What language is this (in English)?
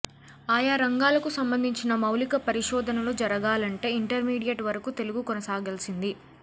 Telugu